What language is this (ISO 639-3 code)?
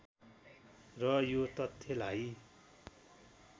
nep